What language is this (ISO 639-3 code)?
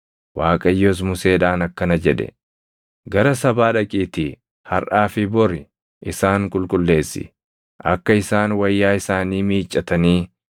orm